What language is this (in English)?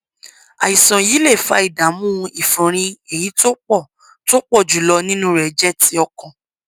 Yoruba